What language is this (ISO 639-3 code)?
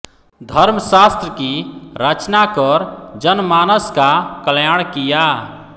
hin